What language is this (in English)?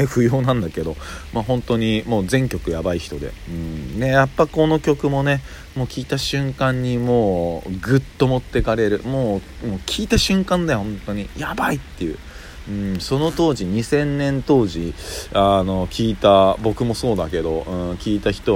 Japanese